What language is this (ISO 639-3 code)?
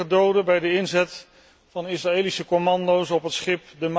nld